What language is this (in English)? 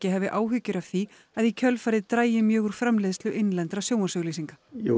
Icelandic